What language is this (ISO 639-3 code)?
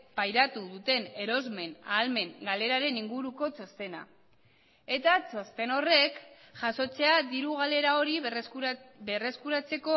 eus